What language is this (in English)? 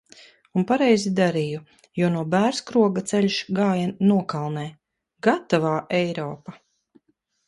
Latvian